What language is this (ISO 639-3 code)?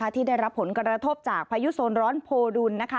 tha